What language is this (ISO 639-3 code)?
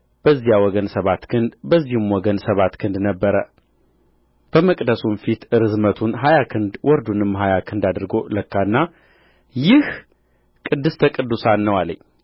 amh